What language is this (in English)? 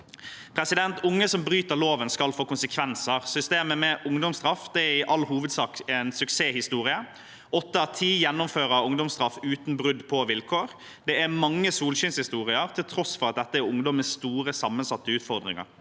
Norwegian